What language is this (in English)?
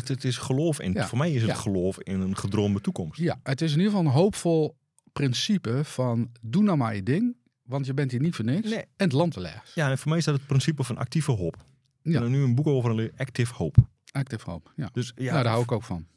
Dutch